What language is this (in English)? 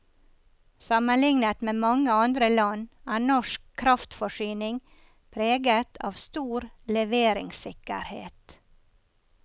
Norwegian